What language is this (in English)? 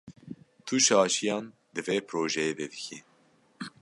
Kurdish